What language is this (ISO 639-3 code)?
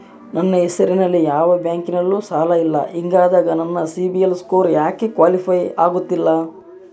kan